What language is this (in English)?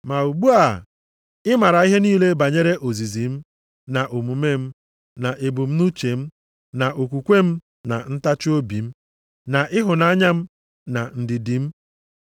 Igbo